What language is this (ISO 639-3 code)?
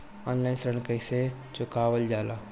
bho